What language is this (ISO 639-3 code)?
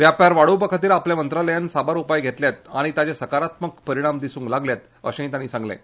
kok